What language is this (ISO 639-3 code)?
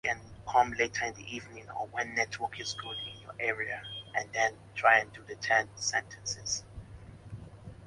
ibo